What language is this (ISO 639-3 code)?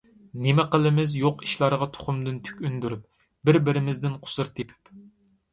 uig